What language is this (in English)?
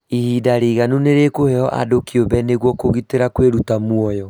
Kikuyu